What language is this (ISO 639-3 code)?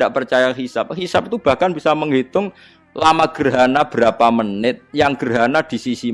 ind